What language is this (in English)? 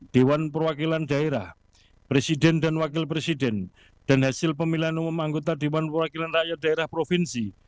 Indonesian